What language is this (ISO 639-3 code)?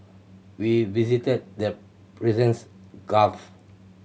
eng